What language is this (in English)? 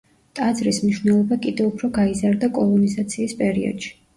Georgian